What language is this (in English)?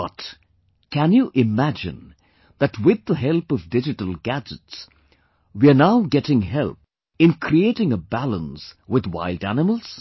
English